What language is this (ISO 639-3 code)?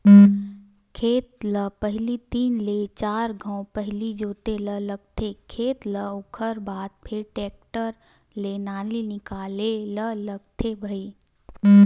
hne